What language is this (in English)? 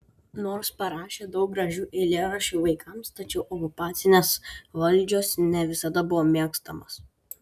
Lithuanian